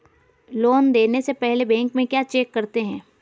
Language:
Hindi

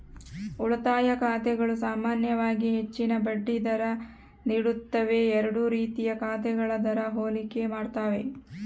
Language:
Kannada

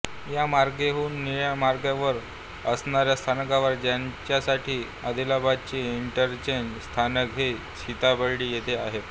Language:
Marathi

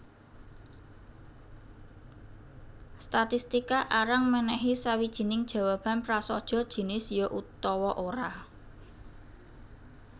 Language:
Javanese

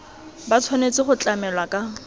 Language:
Tswana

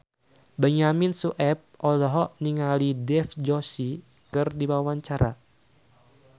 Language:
Sundanese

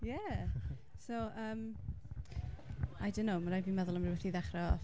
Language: Welsh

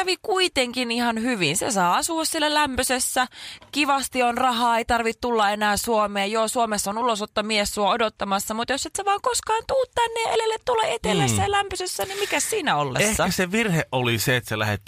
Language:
Finnish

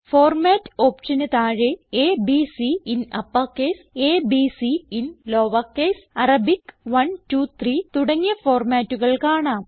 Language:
Malayalam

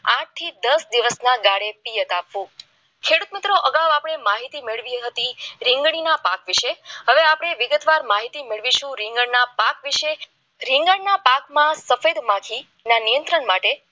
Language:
Gujarati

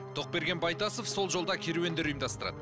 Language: Kazakh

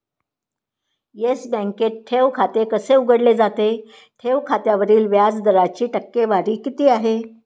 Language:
Marathi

